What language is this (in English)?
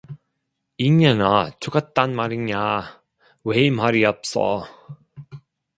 Korean